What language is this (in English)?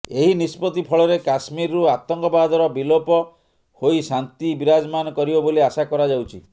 Odia